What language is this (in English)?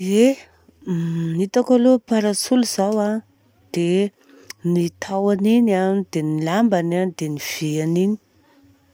Southern Betsimisaraka Malagasy